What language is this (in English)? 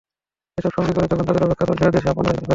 Bangla